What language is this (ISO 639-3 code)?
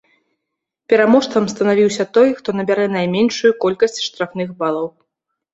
bel